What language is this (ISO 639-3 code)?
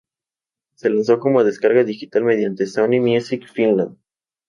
spa